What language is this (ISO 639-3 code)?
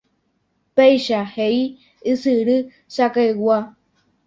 grn